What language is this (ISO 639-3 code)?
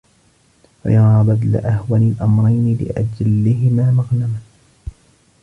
ara